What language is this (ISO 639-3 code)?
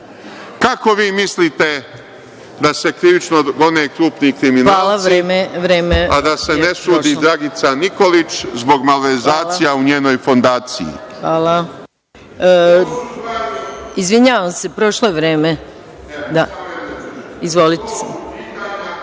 srp